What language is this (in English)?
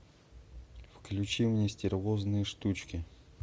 Russian